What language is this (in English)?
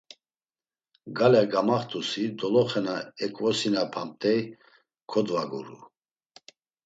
Laz